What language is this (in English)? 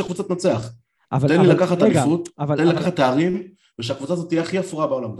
Hebrew